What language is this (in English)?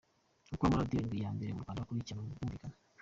Kinyarwanda